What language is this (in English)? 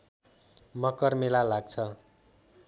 Nepali